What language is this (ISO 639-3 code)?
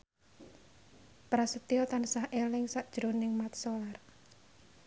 jav